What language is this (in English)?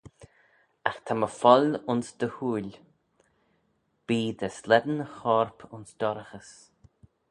Manx